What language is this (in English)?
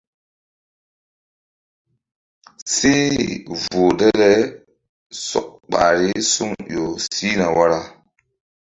Mbum